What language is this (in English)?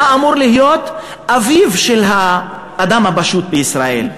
Hebrew